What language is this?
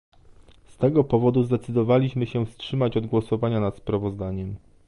Polish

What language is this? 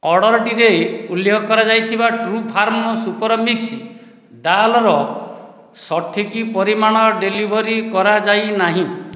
Odia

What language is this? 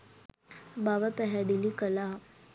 Sinhala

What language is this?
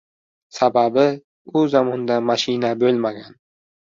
Uzbek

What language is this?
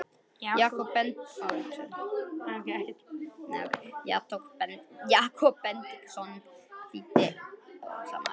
Icelandic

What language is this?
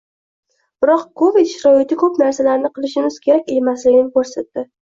Uzbek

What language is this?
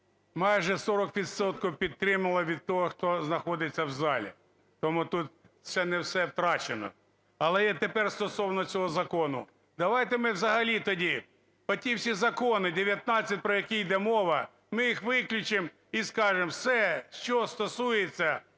Ukrainian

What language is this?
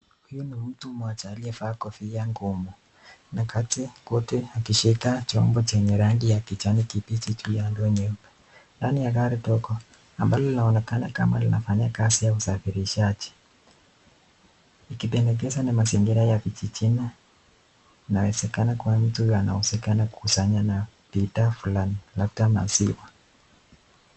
Swahili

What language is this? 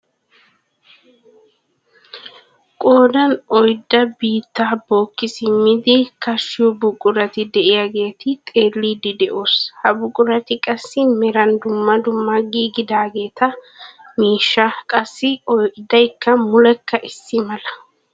Wolaytta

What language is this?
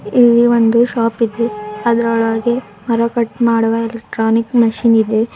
Kannada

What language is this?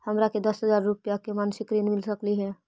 Magahi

